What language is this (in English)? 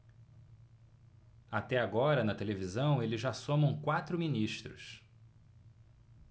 Portuguese